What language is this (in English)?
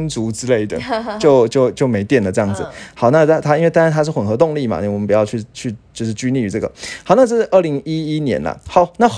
Chinese